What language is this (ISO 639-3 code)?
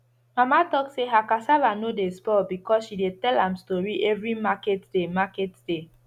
pcm